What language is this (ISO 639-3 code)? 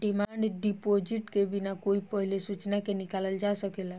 bho